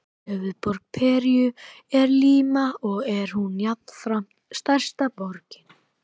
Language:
Icelandic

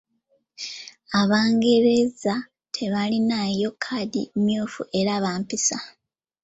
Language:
Ganda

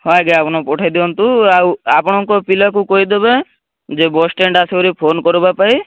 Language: Odia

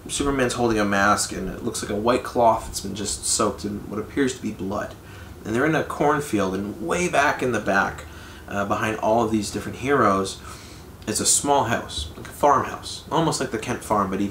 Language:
English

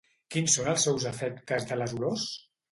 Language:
Catalan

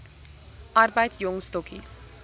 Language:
Afrikaans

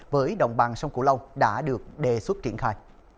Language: Vietnamese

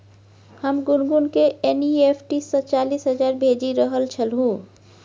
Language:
Maithili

